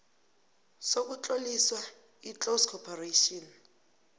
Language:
South Ndebele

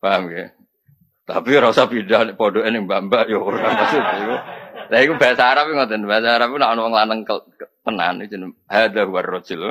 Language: Indonesian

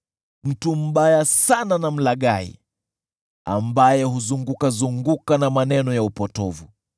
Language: Swahili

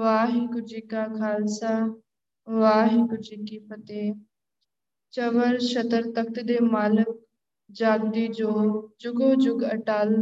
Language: Punjabi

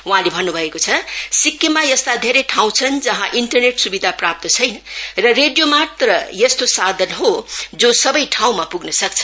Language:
Nepali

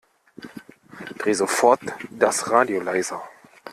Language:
German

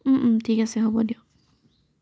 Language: Assamese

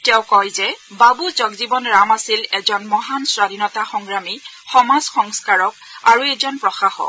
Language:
Assamese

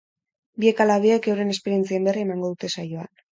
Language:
Basque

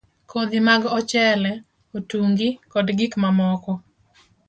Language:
Luo (Kenya and Tanzania)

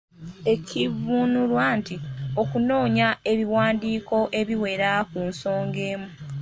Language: Ganda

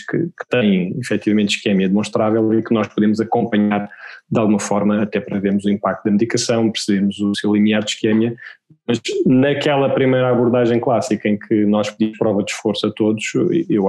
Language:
Portuguese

